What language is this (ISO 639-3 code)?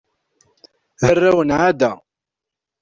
kab